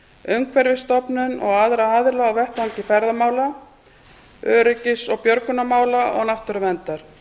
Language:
Icelandic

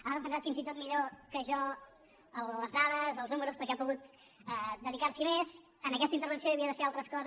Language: Catalan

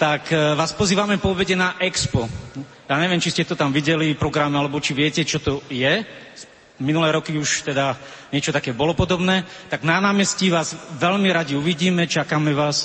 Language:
Slovak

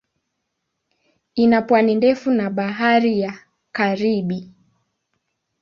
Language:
Swahili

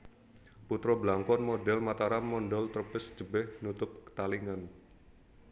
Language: Javanese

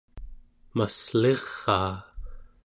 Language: Central Yupik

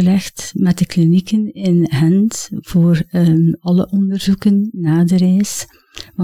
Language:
Dutch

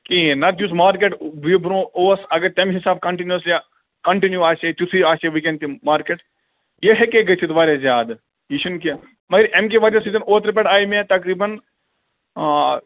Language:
Kashmiri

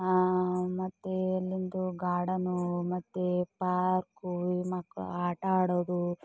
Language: Kannada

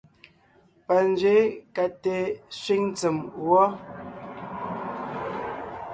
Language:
Ngiemboon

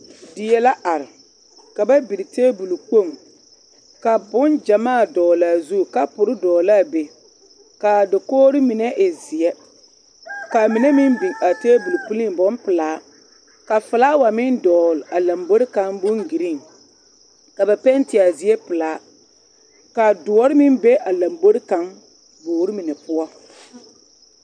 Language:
Southern Dagaare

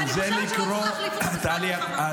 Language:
Hebrew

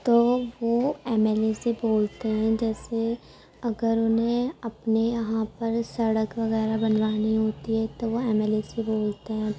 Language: Urdu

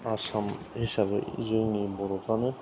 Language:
Bodo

